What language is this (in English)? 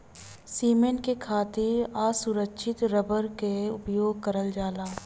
Bhojpuri